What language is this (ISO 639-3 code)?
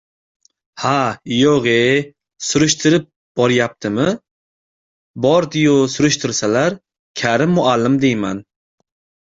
uzb